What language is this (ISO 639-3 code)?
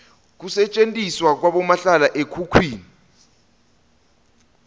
ssw